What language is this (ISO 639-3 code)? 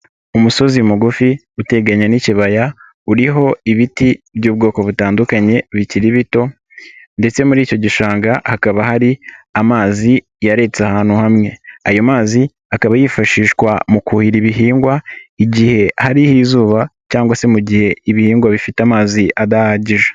kin